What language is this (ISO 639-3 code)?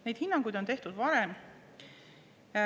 est